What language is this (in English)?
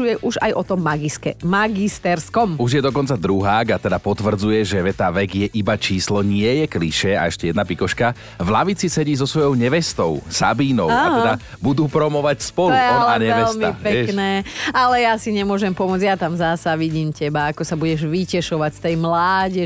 Slovak